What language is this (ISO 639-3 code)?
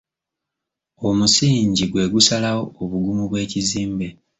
lug